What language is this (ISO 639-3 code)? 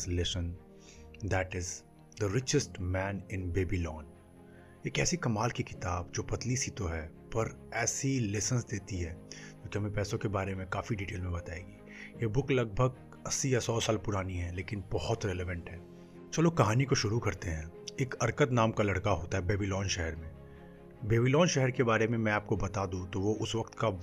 hin